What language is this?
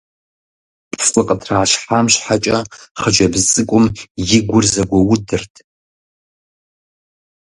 Kabardian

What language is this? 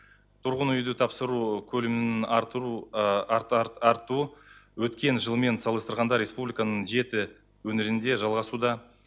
Kazakh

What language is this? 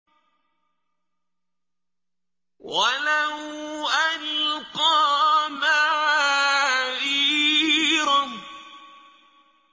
Arabic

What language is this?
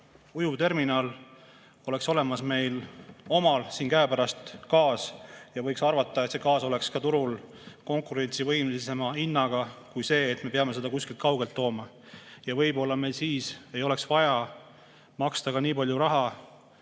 Estonian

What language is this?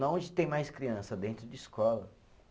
Portuguese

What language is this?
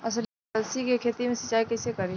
Bhojpuri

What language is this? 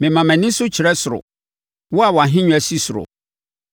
Akan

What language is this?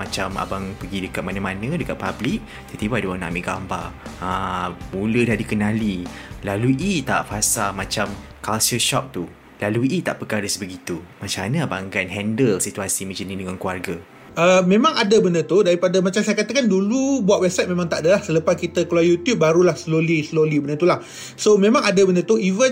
Malay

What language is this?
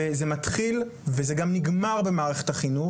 Hebrew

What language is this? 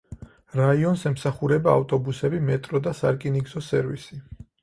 Georgian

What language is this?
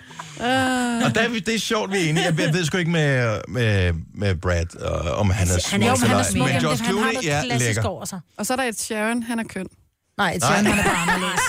Danish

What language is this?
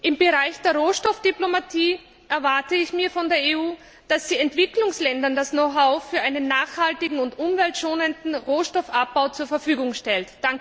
German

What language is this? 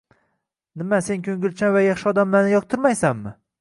Uzbek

